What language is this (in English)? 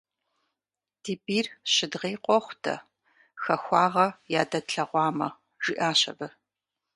Kabardian